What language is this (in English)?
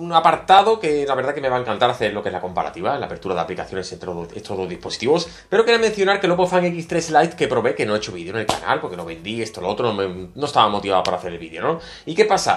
Spanish